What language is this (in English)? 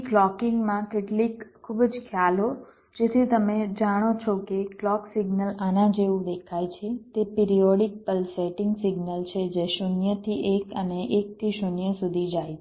Gujarati